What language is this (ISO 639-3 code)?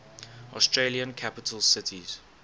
eng